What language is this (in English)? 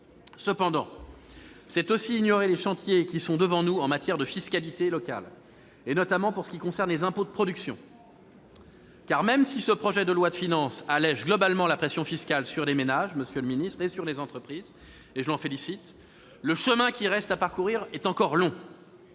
French